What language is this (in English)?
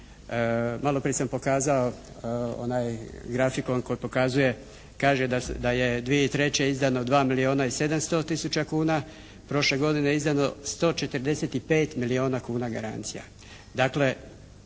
Croatian